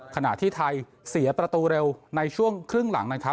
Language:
Thai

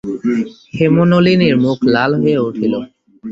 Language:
Bangla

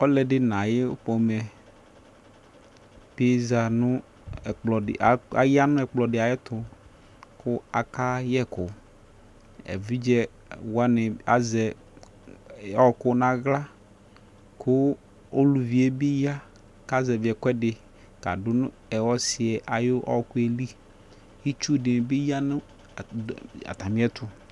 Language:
Ikposo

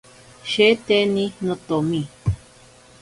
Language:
Ashéninka Perené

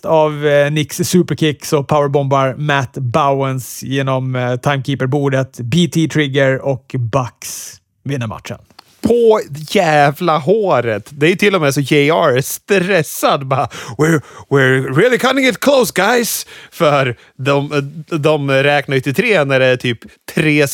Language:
Swedish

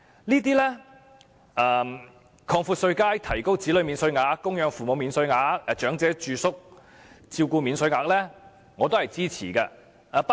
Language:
Cantonese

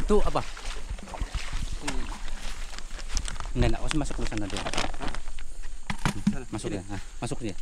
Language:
Indonesian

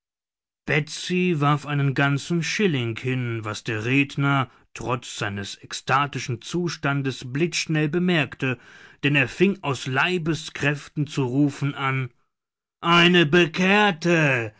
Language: German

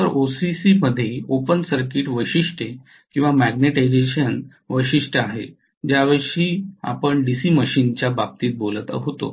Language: Marathi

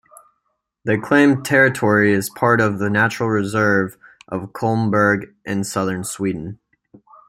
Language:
English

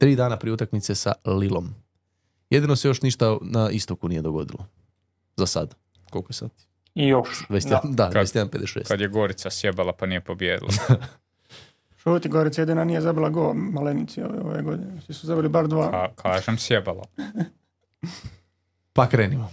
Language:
Croatian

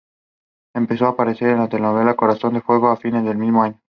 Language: Spanish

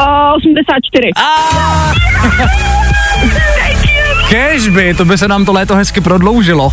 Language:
Czech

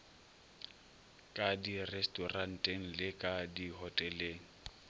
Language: Northern Sotho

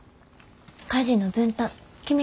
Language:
Japanese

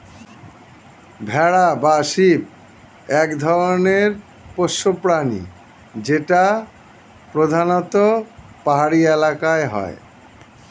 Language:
Bangla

